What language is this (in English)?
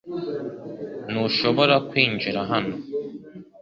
Kinyarwanda